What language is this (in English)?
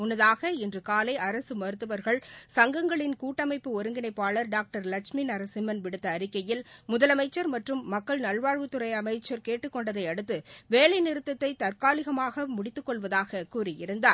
Tamil